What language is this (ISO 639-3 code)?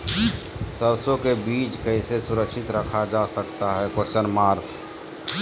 mag